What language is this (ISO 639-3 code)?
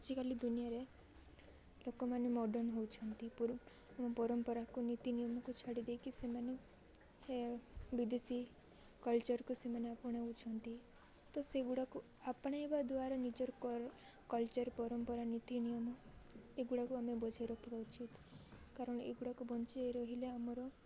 ori